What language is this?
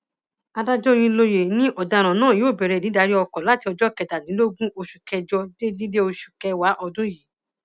Yoruba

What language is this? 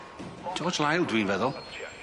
Welsh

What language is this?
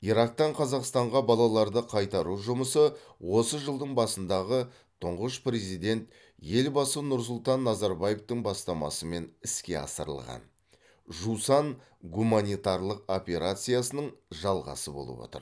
Kazakh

